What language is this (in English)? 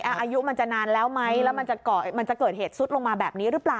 Thai